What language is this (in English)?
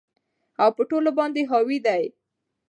Pashto